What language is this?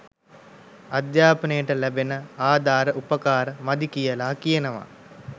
Sinhala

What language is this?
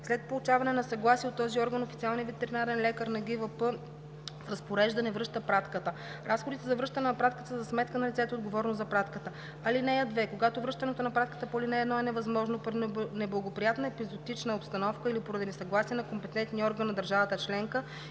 Bulgarian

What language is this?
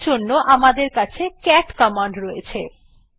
Bangla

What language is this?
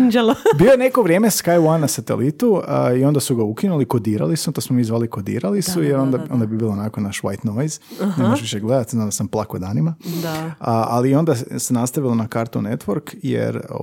Croatian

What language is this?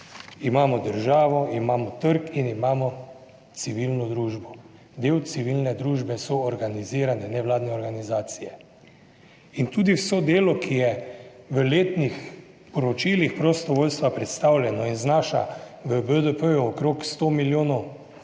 Slovenian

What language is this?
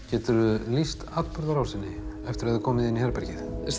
Icelandic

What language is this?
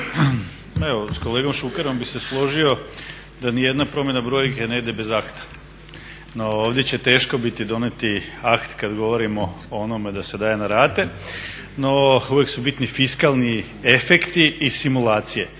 Croatian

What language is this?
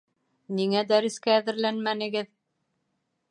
Bashkir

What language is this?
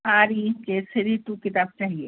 Urdu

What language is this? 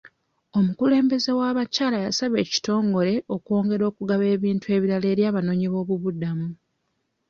Ganda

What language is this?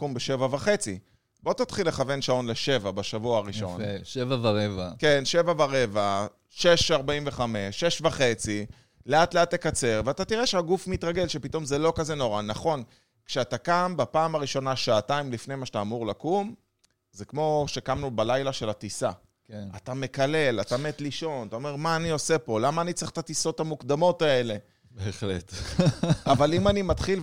Hebrew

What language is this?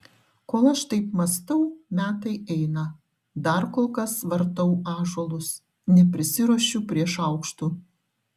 Lithuanian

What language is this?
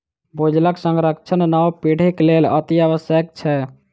Maithili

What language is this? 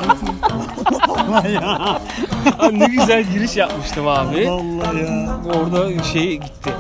Turkish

